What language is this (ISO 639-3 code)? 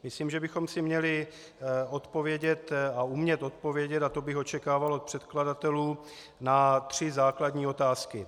ces